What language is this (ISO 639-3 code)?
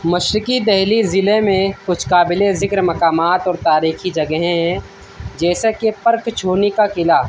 urd